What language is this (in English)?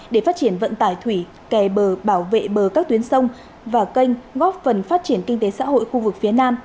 Vietnamese